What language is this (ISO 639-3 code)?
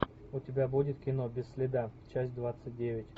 rus